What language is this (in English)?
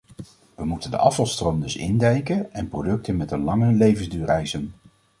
Dutch